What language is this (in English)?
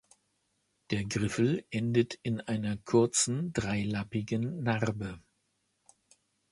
German